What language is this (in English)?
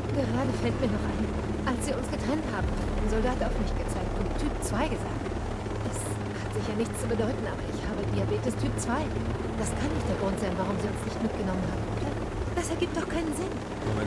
German